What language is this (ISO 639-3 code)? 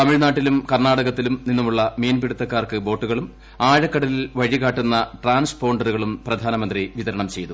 mal